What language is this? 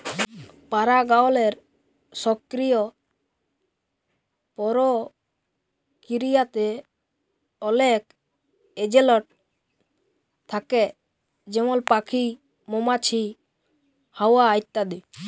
Bangla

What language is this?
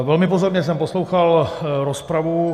Czech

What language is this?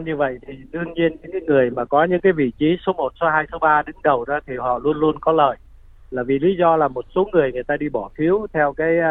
Vietnamese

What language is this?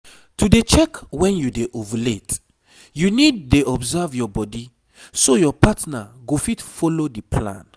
Nigerian Pidgin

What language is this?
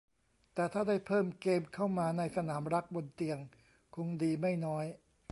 Thai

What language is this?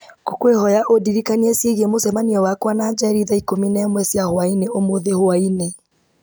Kikuyu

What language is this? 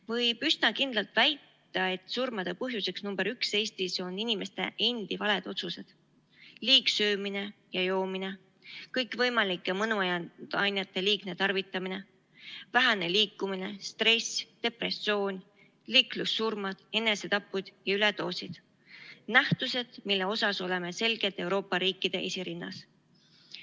Estonian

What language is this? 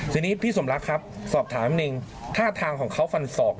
Thai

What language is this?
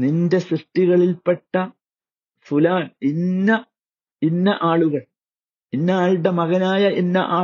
Malayalam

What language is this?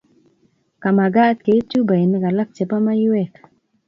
Kalenjin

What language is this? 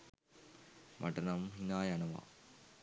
Sinhala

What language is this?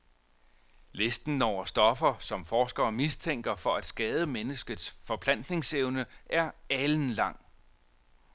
Danish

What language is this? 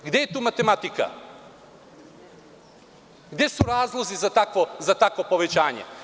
Serbian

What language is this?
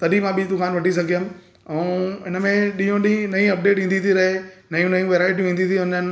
Sindhi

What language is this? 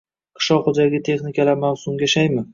Uzbek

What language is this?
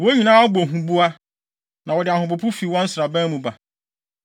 Akan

